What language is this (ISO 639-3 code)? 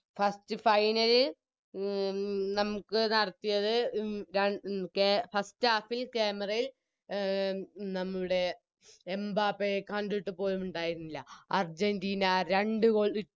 mal